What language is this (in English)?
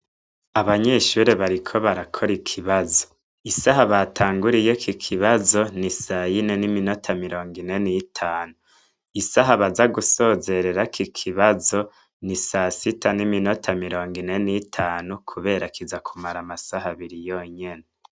Rundi